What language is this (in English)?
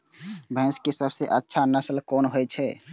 Maithili